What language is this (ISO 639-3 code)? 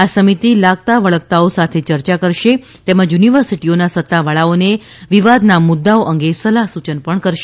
guj